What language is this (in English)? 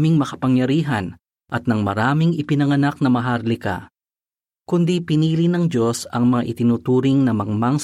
Filipino